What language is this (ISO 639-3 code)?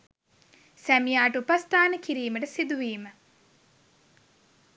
sin